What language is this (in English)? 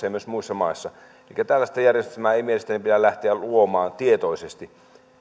Finnish